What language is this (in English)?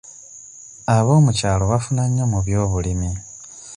Ganda